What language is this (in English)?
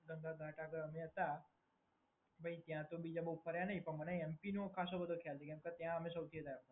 Gujarati